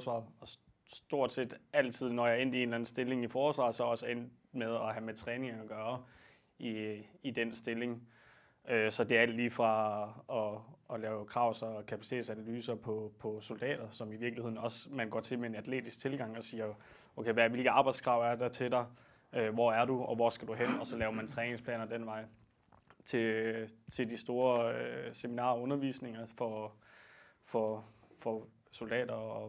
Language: Danish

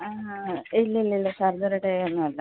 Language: Malayalam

